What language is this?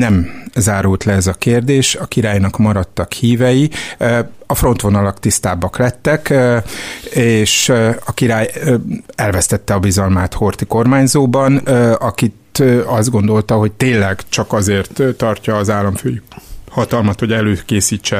Hungarian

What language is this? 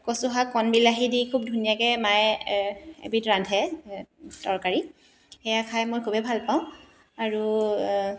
Assamese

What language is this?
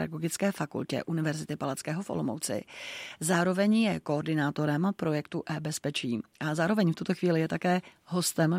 Czech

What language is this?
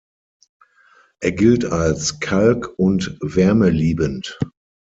German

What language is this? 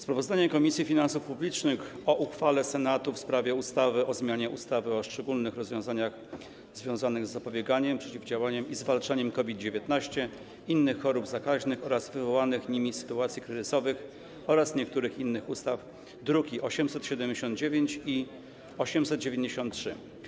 Polish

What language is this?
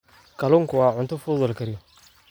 Somali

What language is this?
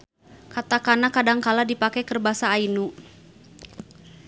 Sundanese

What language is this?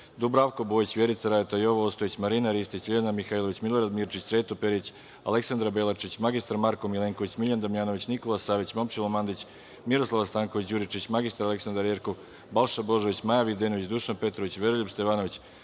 Serbian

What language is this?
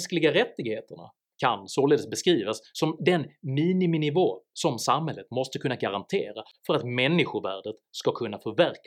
Swedish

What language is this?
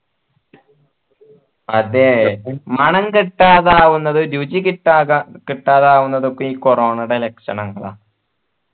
Malayalam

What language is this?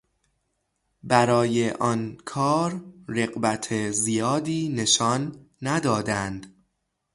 Persian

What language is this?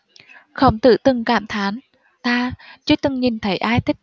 Vietnamese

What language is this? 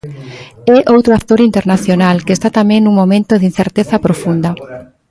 Galician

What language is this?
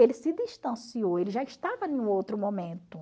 Portuguese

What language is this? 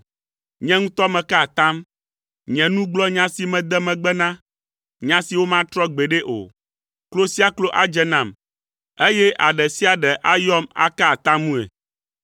Ewe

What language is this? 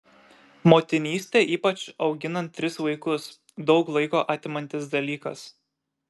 Lithuanian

